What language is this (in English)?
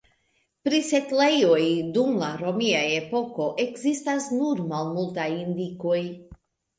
Esperanto